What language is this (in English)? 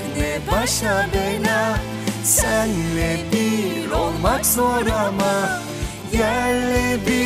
Turkish